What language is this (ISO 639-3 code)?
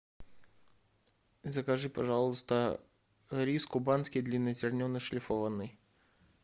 rus